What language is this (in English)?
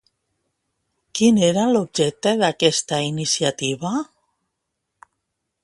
Catalan